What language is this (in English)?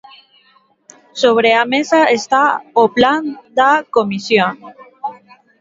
Galician